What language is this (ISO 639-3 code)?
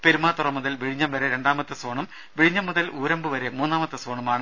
mal